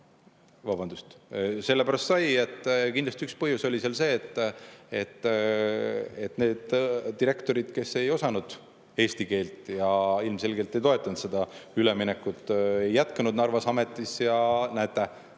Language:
Estonian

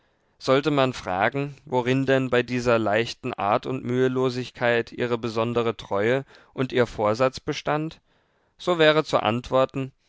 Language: German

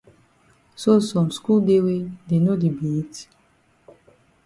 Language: Cameroon Pidgin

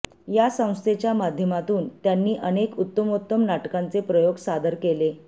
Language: Marathi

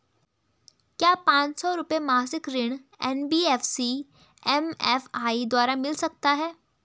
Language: Hindi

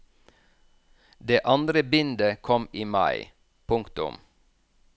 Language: Norwegian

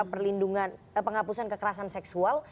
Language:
Indonesian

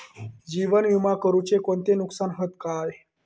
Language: Marathi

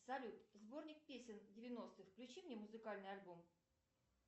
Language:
Russian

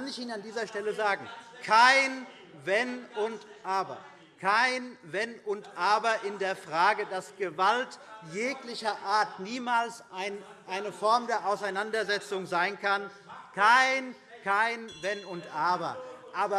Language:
German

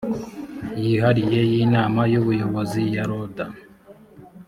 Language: Kinyarwanda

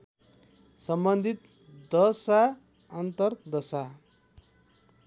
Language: Nepali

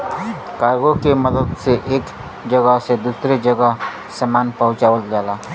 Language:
Bhojpuri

